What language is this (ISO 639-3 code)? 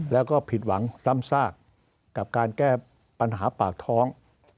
tha